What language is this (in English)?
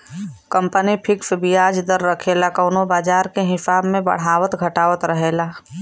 Bhojpuri